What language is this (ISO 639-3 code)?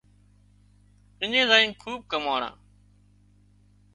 kxp